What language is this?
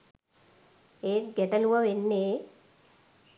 Sinhala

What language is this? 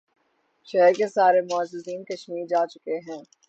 Urdu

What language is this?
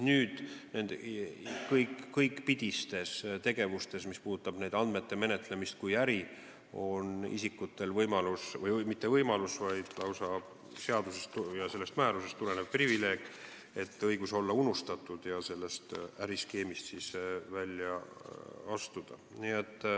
Estonian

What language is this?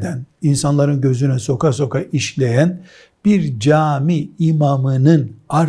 Turkish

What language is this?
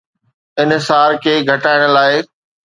Sindhi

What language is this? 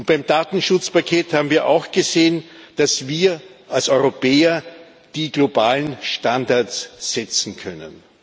German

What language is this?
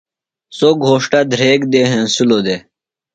Phalura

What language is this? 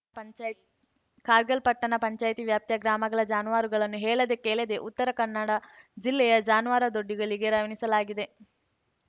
Kannada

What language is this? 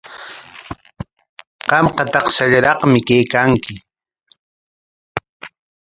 Corongo Ancash Quechua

